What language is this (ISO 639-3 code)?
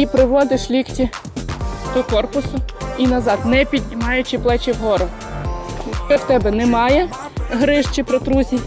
ukr